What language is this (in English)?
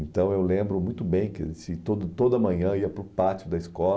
Portuguese